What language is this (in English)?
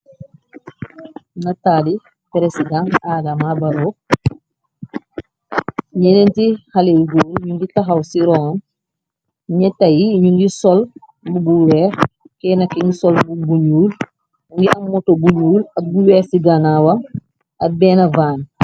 Wolof